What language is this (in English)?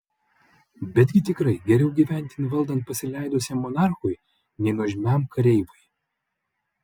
Lithuanian